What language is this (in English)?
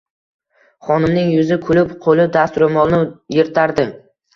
Uzbek